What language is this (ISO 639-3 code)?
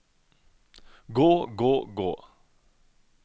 nor